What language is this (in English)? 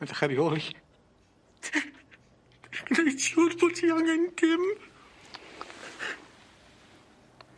Welsh